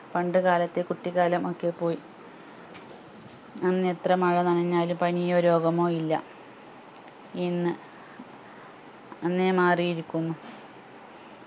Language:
Malayalam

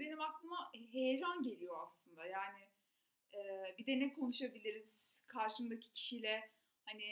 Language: Turkish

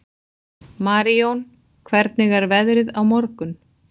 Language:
Icelandic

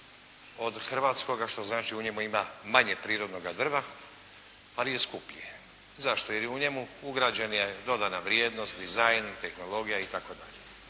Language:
Croatian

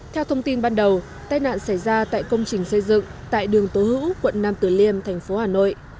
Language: Vietnamese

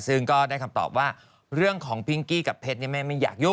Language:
Thai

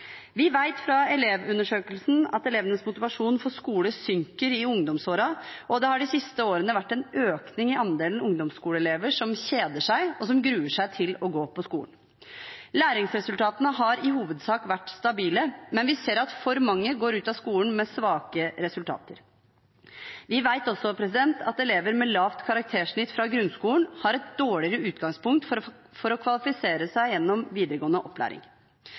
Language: Norwegian Bokmål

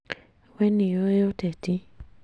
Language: Kikuyu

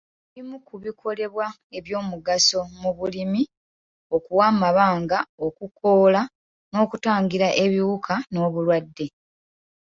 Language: Ganda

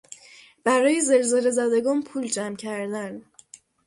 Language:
Persian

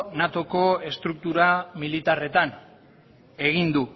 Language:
Basque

